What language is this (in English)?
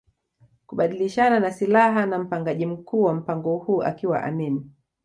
Swahili